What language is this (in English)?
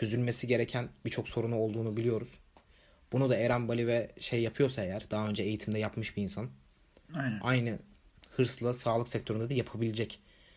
Turkish